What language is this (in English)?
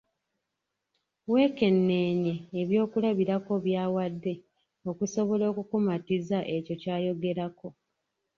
Ganda